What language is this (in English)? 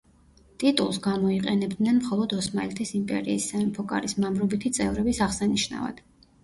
Georgian